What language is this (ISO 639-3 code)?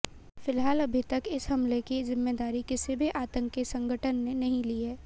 hin